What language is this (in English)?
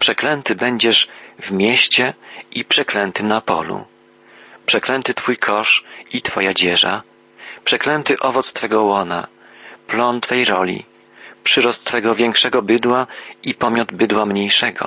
Polish